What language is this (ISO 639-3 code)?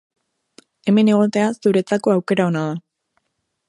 eus